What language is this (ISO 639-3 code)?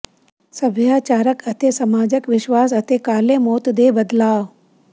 pan